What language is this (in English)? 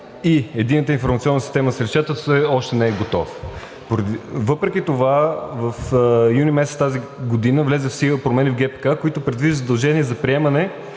Bulgarian